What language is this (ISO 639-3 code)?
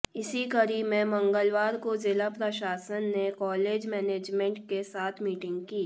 hin